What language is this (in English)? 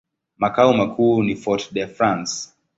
Swahili